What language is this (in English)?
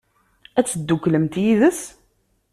Kabyle